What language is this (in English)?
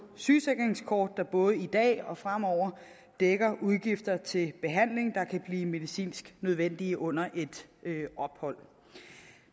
Danish